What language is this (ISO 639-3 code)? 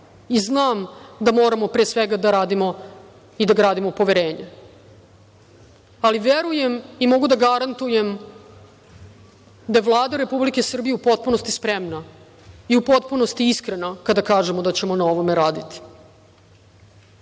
srp